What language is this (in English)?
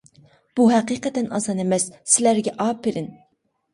Uyghur